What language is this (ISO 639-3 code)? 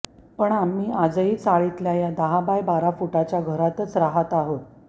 mar